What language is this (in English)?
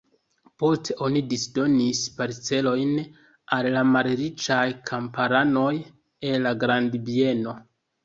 Esperanto